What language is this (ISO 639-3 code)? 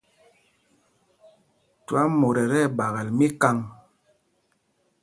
mgg